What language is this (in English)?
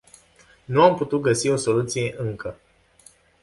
Romanian